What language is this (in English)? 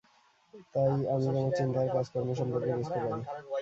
Bangla